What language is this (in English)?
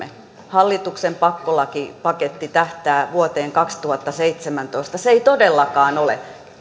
Finnish